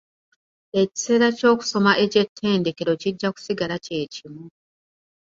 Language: Ganda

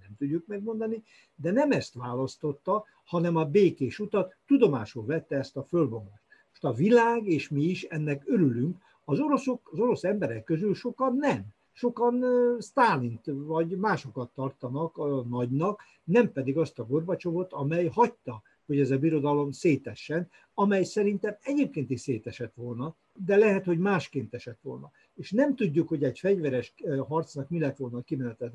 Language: Hungarian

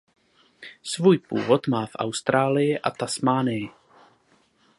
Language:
Czech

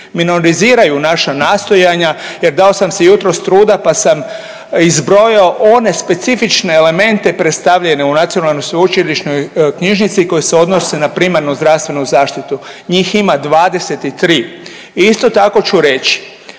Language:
Croatian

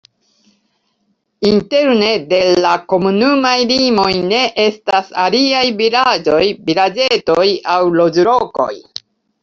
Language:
Esperanto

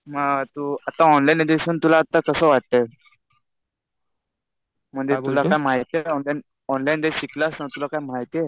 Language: Marathi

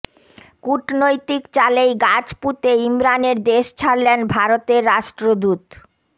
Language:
Bangla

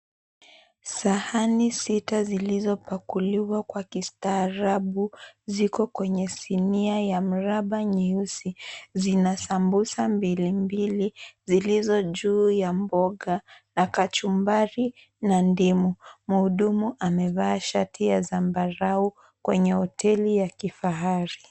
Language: Swahili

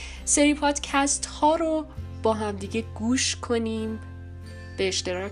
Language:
Persian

